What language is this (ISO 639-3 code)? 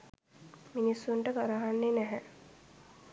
sin